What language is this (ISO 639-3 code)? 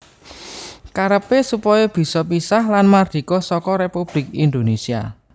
jav